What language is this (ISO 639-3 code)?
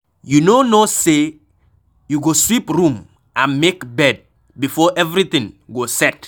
pcm